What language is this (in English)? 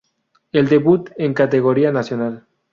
Spanish